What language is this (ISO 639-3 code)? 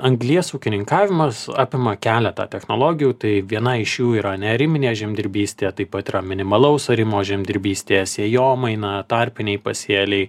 lit